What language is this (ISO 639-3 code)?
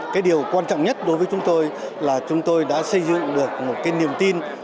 vie